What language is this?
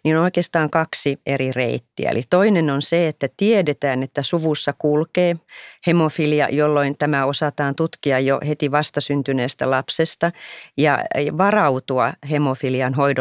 Finnish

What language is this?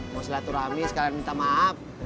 Indonesian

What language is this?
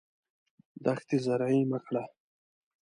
Pashto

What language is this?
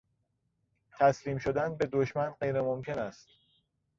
Persian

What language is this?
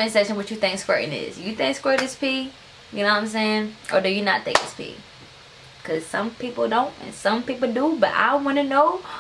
English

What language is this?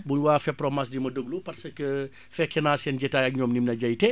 Wolof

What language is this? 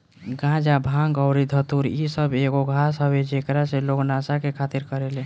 Bhojpuri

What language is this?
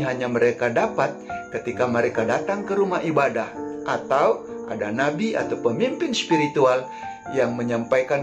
Indonesian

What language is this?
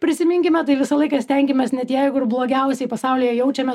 Lithuanian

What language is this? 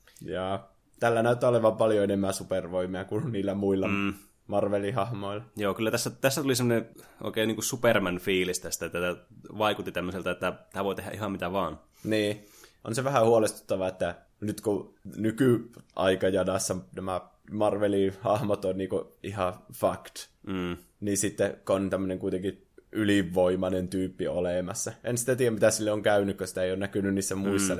Finnish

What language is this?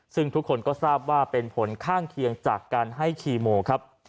Thai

